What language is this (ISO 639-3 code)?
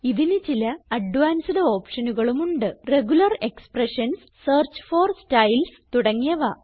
mal